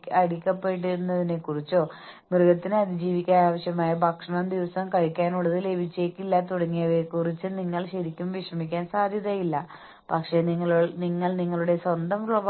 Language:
Malayalam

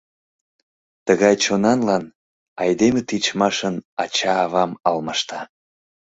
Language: Mari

